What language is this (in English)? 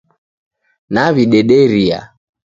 Taita